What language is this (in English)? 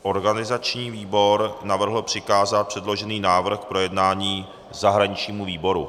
Czech